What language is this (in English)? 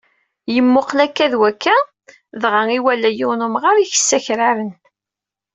Kabyle